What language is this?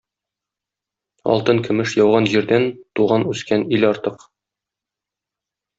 Tatar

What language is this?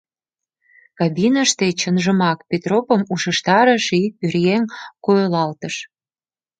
Mari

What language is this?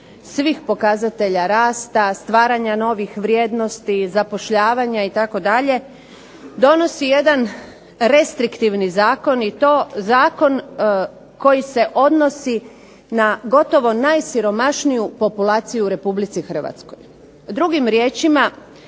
Croatian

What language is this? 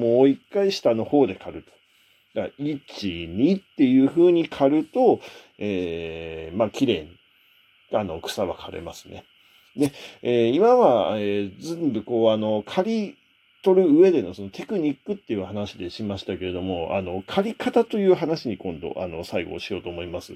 Japanese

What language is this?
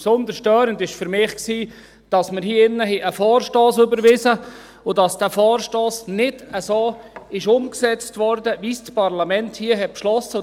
Swiss German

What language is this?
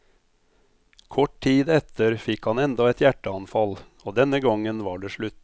Norwegian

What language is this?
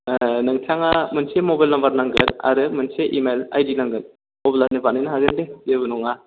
Bodo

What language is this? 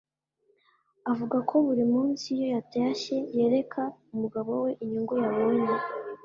Kinyarwanda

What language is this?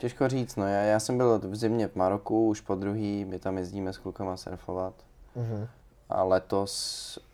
Czech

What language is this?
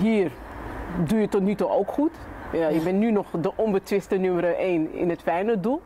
Dutch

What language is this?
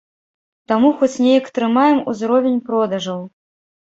Belarusian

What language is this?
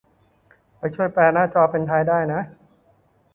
Thai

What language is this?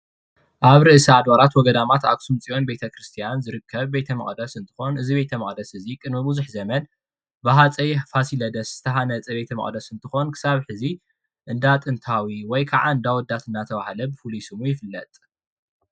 Tigrinya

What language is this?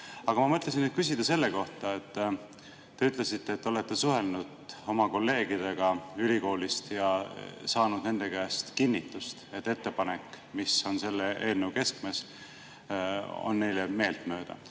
Estonian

